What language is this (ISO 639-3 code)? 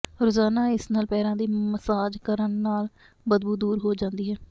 pan